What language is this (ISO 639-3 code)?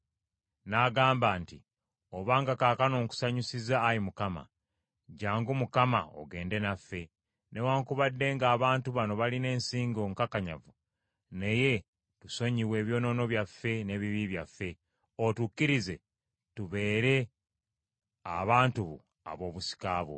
lug